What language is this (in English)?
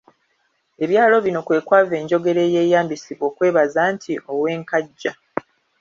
Ganda